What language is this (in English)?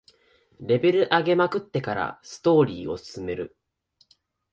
Japanese